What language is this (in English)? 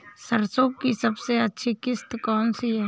Hindi